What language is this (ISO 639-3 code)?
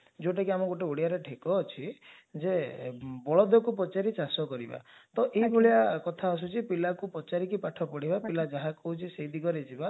ori